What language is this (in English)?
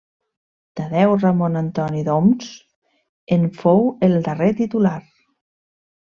Catalan